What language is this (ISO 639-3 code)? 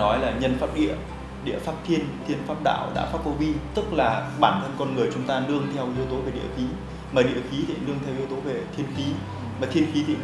vie